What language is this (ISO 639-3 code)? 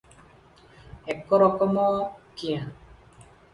ori